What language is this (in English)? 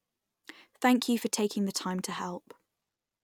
English